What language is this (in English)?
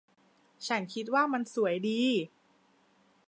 Thai